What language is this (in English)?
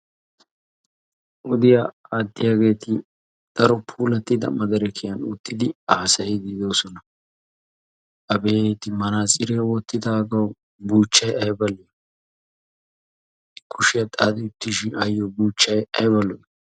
Wolaytta